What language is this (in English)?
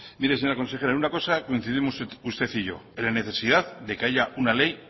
Spanish